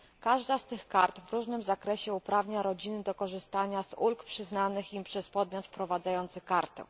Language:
Polish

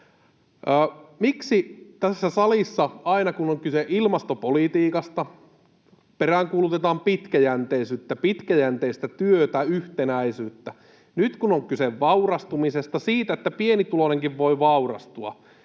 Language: Finnish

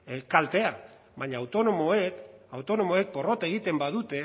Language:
Basque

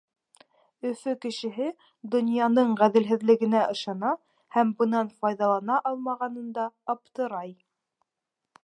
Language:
Bashkir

